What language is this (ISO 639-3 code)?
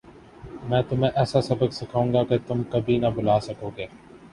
urd